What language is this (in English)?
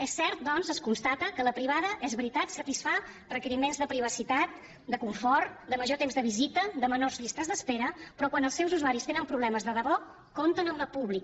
Catalan